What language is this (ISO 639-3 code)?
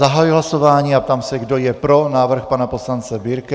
ces